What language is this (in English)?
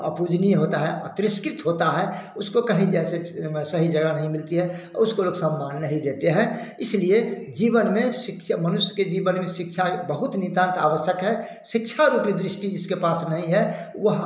Hindi